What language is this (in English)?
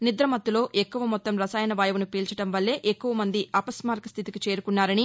Telugu